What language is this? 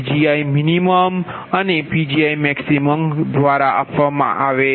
Gujarati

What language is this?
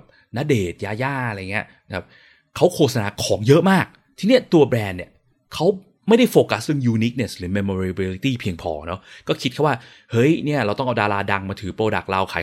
Thai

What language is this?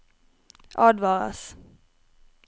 Norwegian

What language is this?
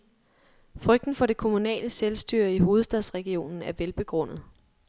Danish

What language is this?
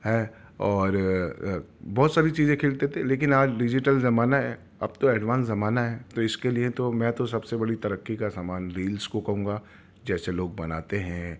Urdu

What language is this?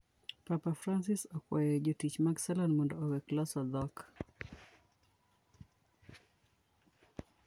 Luo (Kenya and Tanzania)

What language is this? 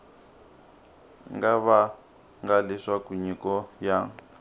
Tsonga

